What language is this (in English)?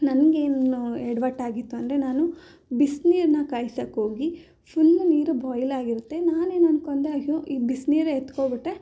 Kannada